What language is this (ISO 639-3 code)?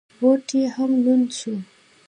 pus